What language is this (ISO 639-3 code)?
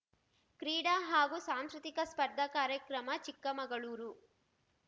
kan